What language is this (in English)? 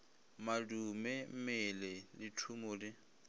Northern Sotho